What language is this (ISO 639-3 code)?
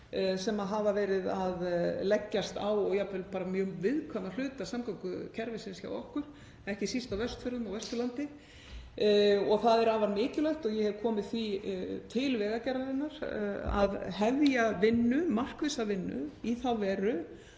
isl